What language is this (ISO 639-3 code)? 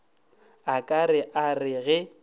nso